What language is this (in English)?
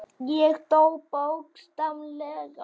Icelandic